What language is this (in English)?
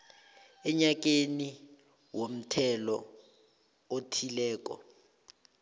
South Ndebele